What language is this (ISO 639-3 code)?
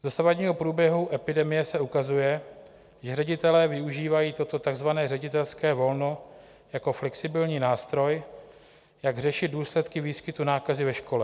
ces